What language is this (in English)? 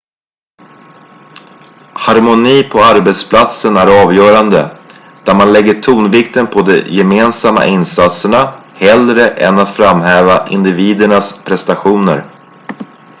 Swedish